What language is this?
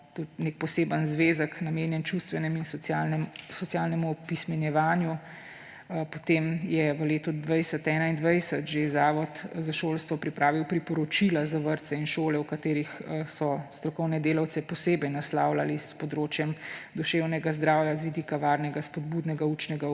Slovenian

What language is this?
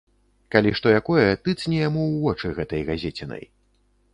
Belarusian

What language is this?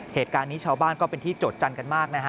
Thai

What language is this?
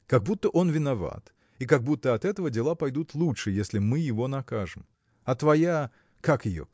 Russian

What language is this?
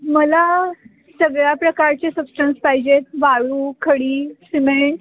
Marathi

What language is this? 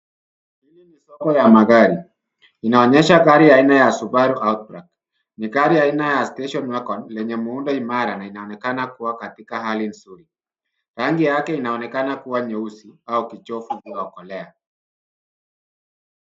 Swahili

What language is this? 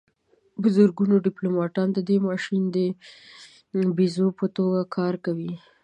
Pashto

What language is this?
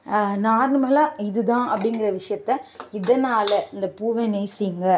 Tamil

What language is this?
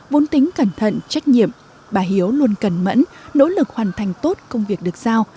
Vietnamese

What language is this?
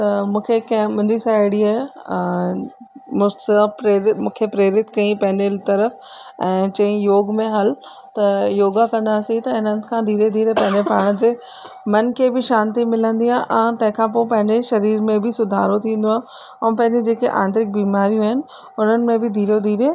Sindhi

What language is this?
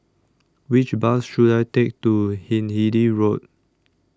English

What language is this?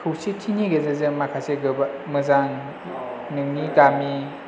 Bodo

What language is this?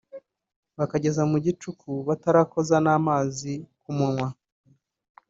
Kinyarwanda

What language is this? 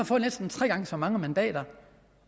Danish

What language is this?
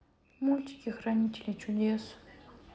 Russian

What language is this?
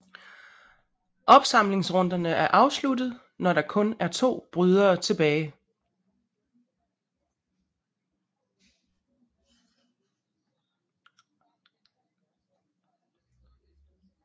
Danish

